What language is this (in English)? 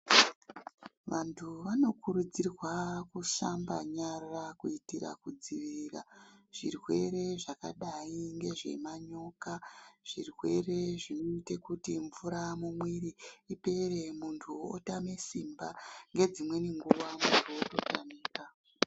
Ndau